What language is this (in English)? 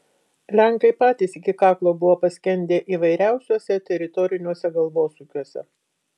Lithuanian